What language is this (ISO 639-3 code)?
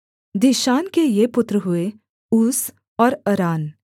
hin